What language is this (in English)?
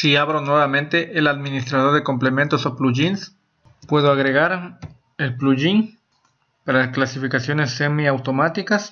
Spanish